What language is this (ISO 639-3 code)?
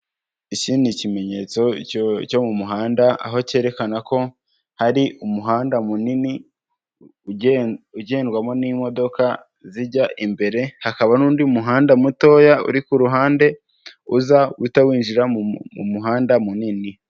kin